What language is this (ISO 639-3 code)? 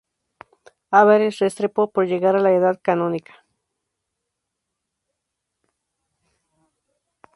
spa